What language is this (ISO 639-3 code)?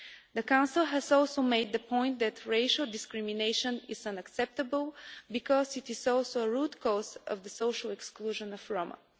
eng